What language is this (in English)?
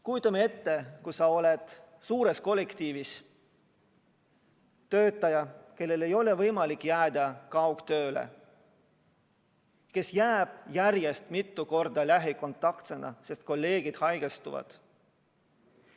Estonian